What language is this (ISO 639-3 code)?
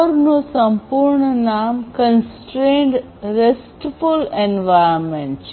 guj